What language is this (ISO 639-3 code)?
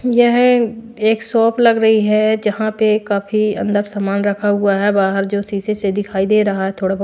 hin